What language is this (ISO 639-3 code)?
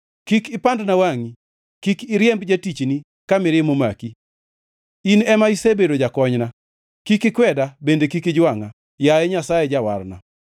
luo